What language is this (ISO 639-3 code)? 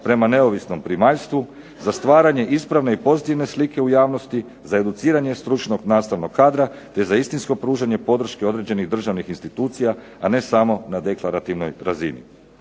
hrv